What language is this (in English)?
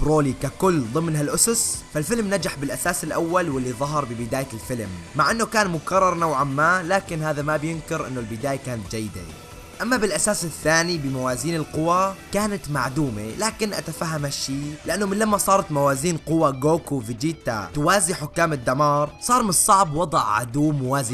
Arabic